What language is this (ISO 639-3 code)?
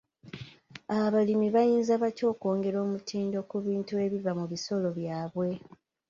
lug